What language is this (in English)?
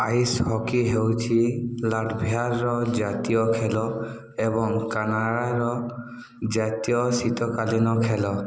Odia